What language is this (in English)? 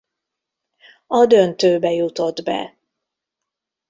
Hungarian